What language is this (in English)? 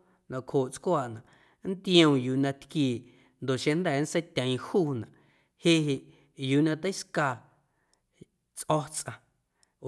Guerrero Amuzgo